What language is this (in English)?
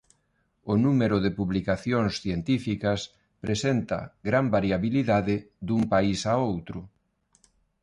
Galician